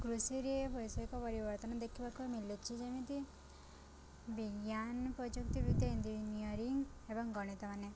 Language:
Odia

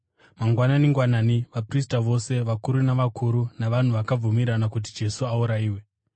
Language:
Shona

